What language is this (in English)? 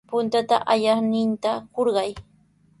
Sihuas Ancash Quechua